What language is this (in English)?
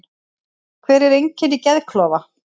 Icelandic